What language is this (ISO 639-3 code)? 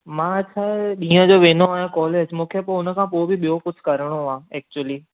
snd